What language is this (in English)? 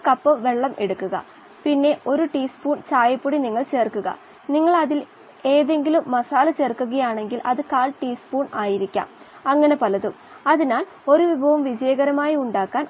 Malayalam